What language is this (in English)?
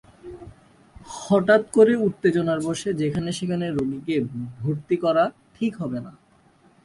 Bangla